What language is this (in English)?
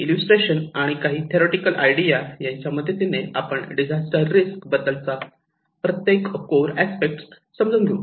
Marathi